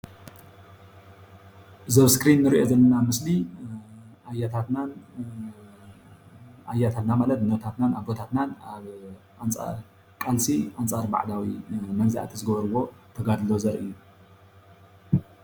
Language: Tigrinya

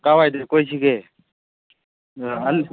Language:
Manipuri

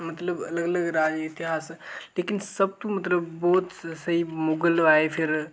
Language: Dogri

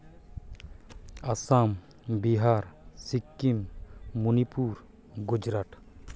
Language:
Santali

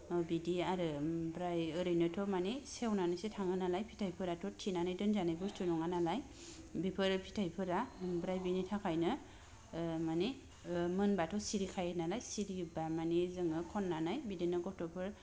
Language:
Bodo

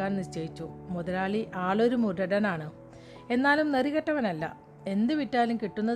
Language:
Malayalam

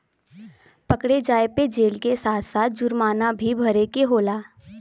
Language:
Bhojpuri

